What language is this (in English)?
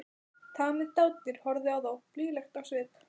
Icelandic